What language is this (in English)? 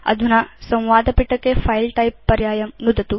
Sanskrit